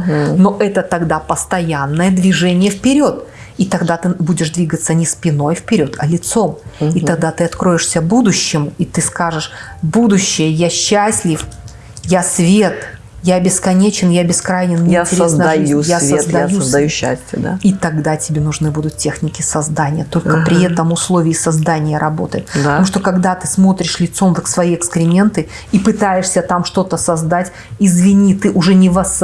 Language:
Russian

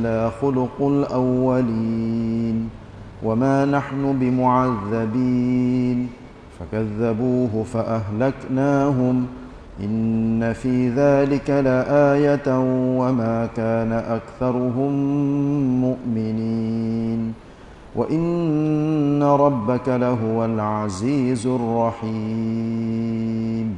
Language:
Malay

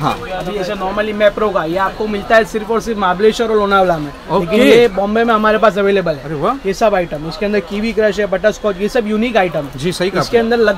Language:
Hindi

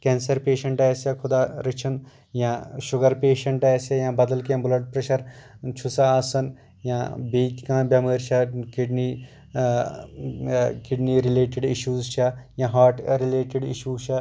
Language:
Kashmiri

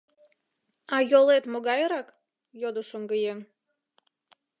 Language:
Mari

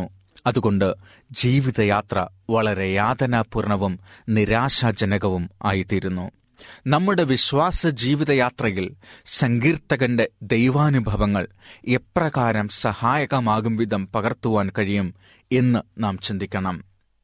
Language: Malayalam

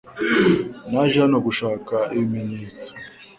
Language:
Kinyarwanda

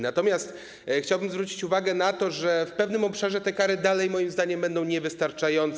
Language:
Polish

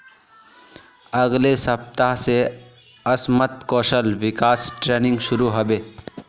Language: Magahi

